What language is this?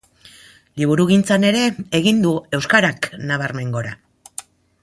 Basque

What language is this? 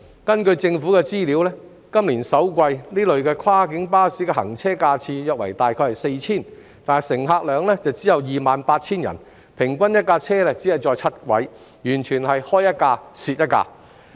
Cantonese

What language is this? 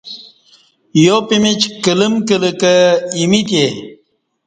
Kati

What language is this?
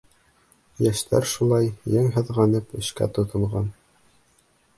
Bashkir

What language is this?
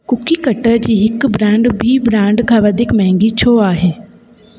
Sindhi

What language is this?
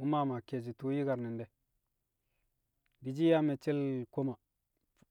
Kamo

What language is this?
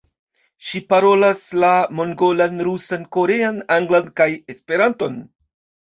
Esperanto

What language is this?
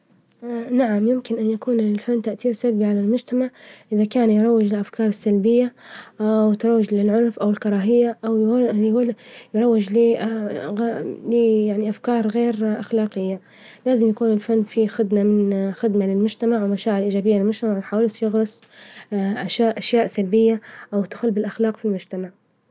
Libyan Arabic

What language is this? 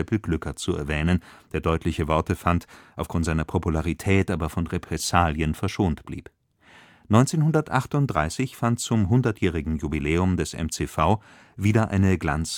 German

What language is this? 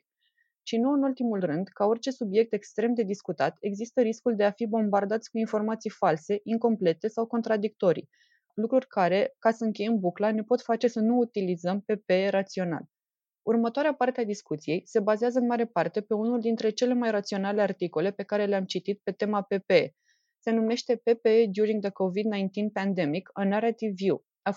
Romanian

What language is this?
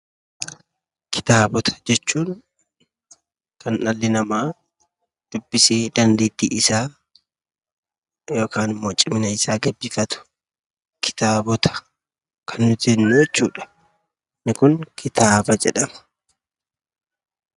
Oromo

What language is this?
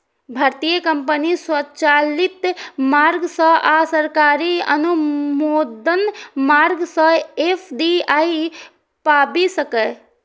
Maithili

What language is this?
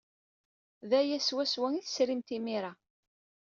Kabyle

